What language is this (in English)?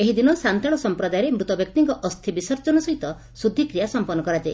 Odia